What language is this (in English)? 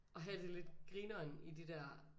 Danish